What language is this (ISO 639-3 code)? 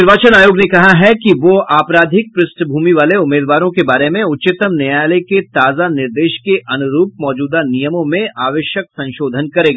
hin